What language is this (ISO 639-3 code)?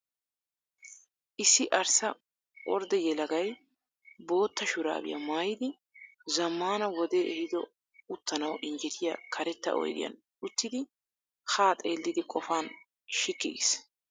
wal